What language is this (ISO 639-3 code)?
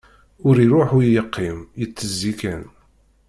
kab